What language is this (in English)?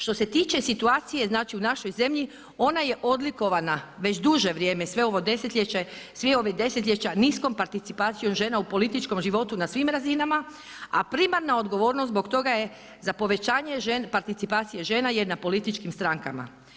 Croatian